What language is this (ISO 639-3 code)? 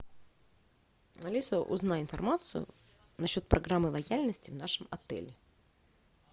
rus